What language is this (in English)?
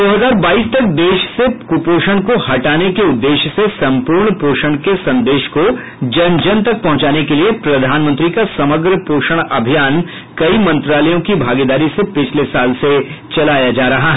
Hindi